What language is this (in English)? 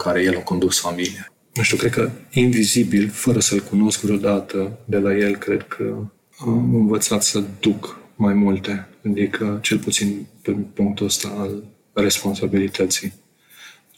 Romanian